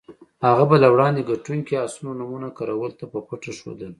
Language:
Pashto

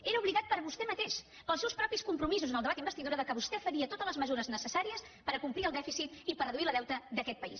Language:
Catalan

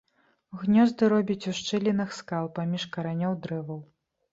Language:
Belarusian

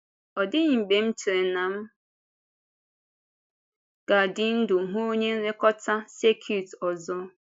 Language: Igbo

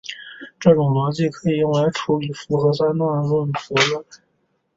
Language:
Chinese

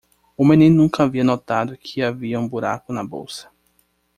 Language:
Portuguese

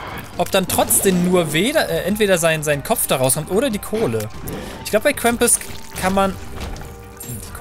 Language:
German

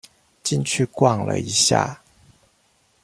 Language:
Chinese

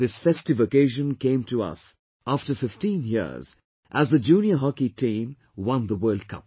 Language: English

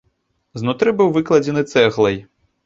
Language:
Belarusian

